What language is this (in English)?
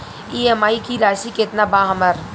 Bhojpuri